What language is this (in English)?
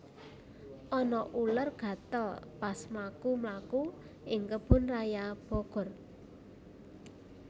Javanese